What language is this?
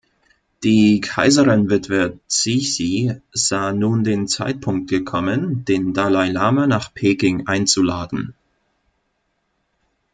German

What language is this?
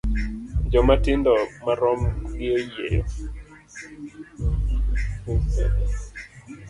Luo (Kenya and Tanzania)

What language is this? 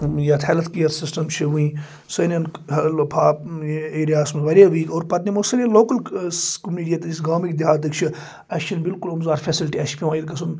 Kashmiri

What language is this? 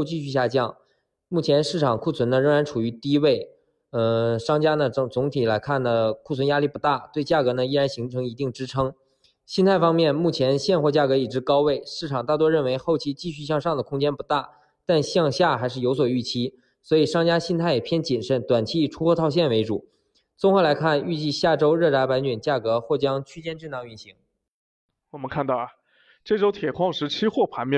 Chinese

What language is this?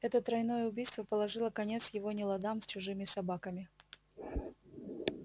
Russian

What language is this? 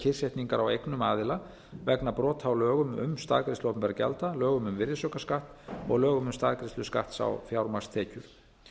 Icelandic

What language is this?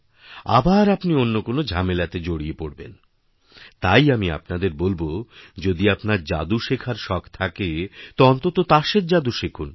Bangla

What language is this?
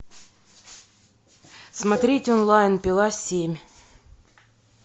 Russian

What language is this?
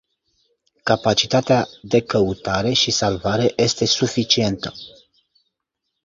Romanian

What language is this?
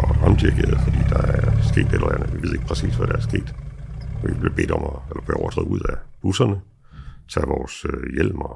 Danish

